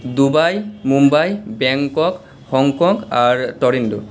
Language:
Bangla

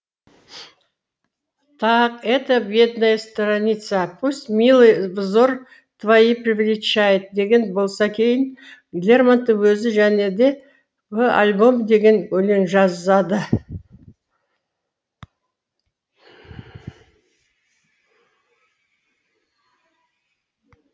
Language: Kazakh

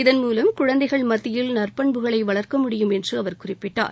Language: Tamil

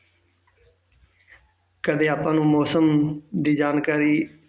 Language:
Punjabi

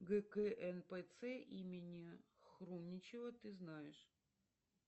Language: Russian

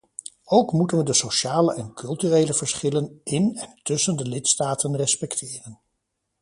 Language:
Dutch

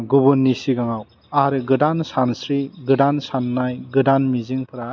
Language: Bodo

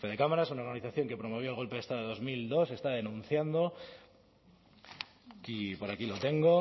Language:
Spanish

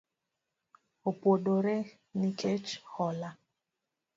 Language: Luo (Kenya and Tanzania)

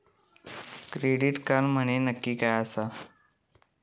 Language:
Marathi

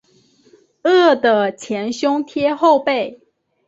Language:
Chinese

